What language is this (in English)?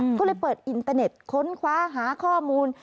Thai